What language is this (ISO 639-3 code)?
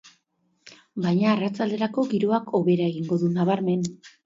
eus